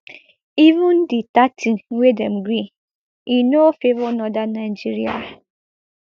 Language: Nigerian Pidgin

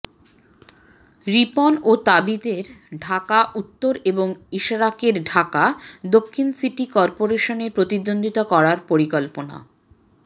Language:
Bangla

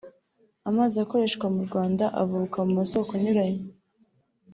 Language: Kinyarwanda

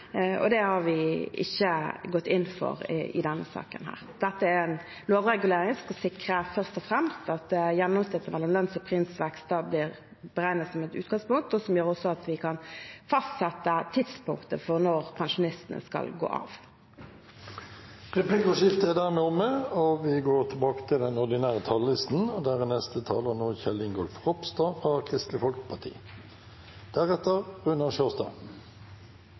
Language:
Norwegian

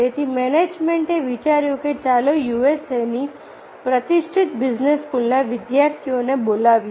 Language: Gujarati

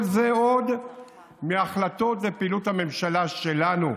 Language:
Hebrew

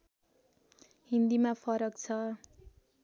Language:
Nepali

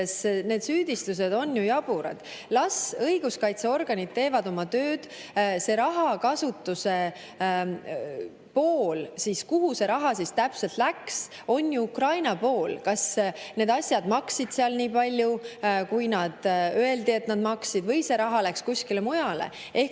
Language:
Estonian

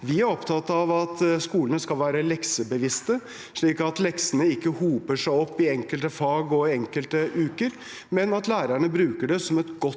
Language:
Norwegian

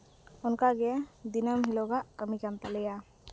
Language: Santali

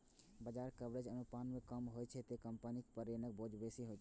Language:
Maithili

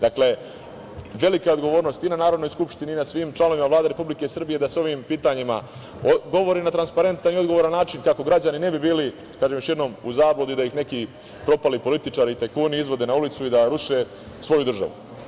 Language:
Serbian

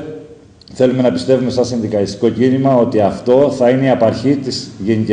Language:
Greek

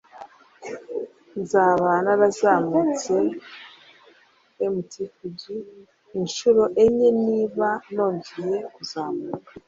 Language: Kinyarwanda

